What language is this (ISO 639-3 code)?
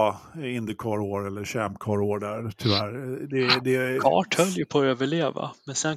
swe